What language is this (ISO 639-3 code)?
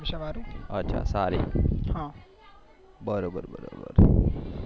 guj